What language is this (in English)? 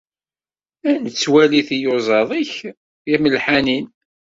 Kabyle